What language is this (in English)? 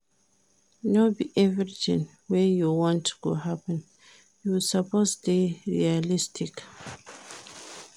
Nigerian Pidgin